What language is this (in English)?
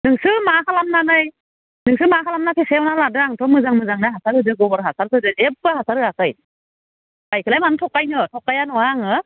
Bodo